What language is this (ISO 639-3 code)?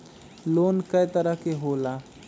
mag